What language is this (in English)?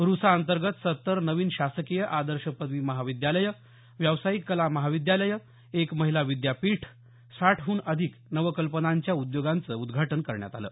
Marathi